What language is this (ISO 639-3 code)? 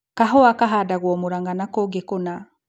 kik